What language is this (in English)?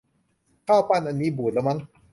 Thai